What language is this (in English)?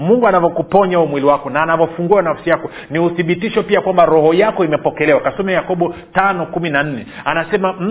Swahili